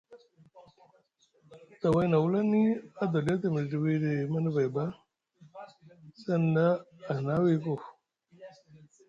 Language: Musgu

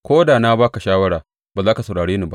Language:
Hausa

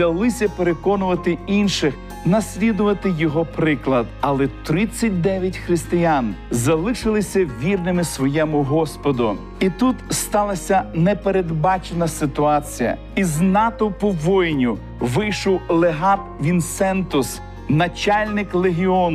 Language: Ukrainian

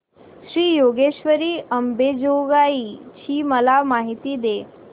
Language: Marathi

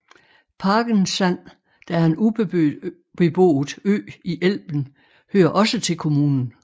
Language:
Danish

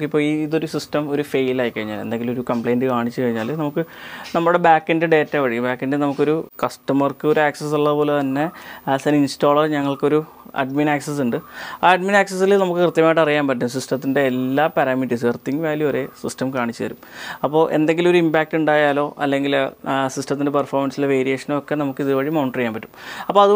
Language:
Malayalam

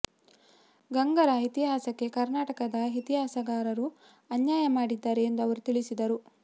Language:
Kannada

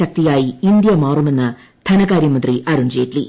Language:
Malayalam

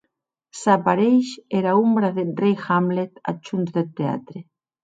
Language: Occitan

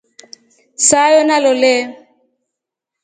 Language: Rombo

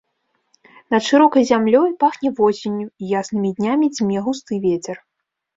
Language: Belarusian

